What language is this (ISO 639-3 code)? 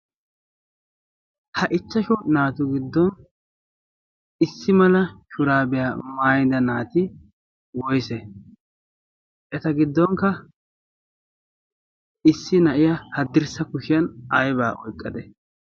wal